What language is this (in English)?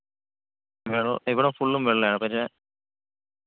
Malayalam